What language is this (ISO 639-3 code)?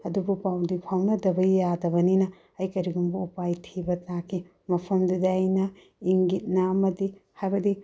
mni